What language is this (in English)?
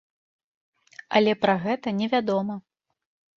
Belarusian